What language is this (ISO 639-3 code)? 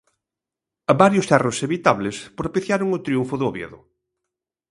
glg